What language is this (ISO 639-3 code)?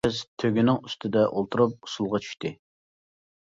uig